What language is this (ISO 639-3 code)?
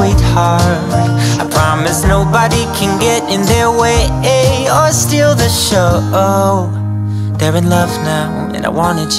eng